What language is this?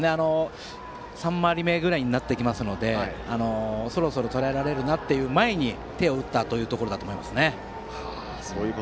Japanese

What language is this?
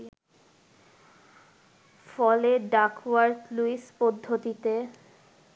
Bangla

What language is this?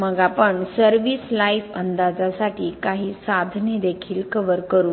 Marathi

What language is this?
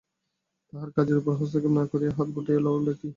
Bangla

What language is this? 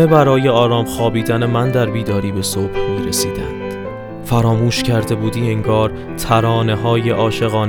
Persian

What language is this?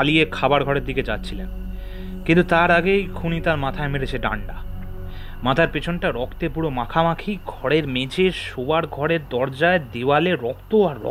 Bangla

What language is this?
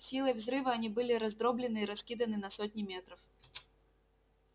Russian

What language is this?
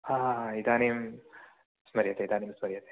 Sanskrit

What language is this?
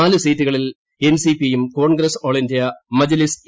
Malayalam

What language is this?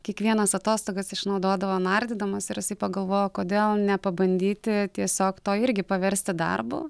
Lithuanian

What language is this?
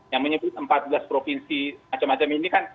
Indonesian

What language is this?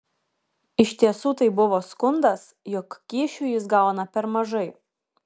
Lithuanian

